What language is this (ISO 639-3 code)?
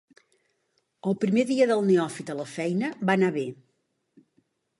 cat